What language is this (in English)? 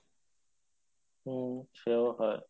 Bangla